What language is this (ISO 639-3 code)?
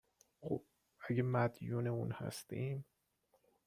fas